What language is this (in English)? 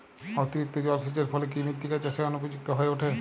Bangla